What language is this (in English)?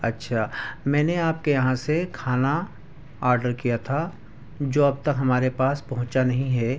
Urdu